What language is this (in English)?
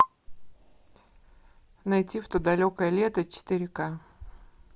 Russian